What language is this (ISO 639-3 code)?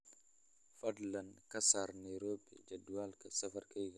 som